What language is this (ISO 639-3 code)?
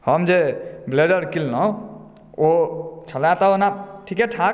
mai